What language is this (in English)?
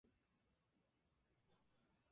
Spanish